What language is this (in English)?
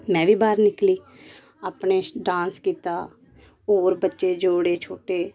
Dogri